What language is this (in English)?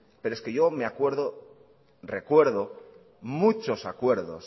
Spanish